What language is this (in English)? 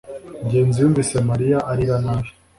Kinyarwanda